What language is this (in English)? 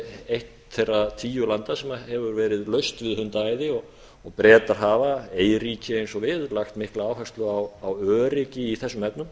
Icelandic